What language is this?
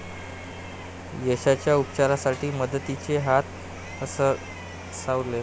Marathi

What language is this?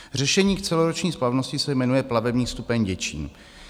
Czech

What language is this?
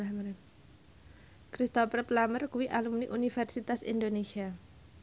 Javanese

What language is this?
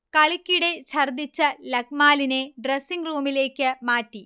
Malayalam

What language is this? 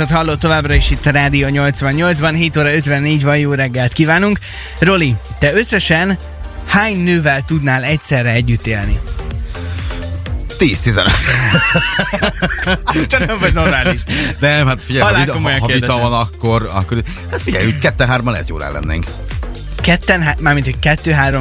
Hungarian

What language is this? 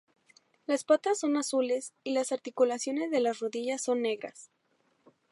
Spanish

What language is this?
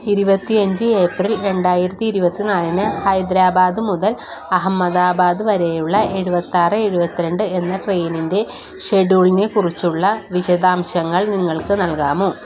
Malayalam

